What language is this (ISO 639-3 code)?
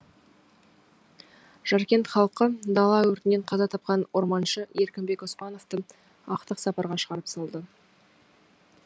kaz